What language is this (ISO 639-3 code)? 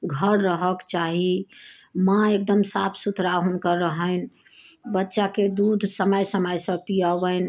mai